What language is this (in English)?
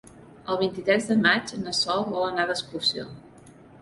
Catalan